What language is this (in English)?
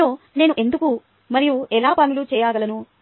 Telugu